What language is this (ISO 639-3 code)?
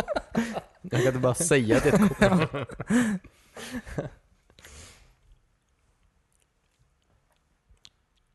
swe